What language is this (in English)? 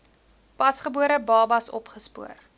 Afrikaans